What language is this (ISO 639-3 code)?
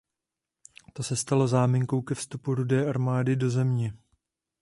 ces